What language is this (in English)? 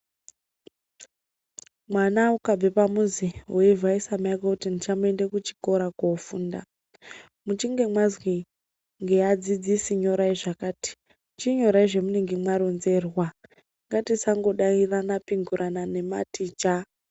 Ndau